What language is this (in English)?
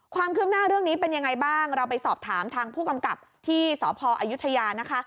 Thai